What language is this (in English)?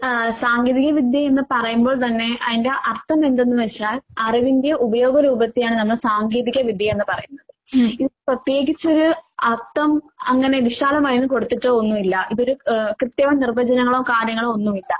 Malayalam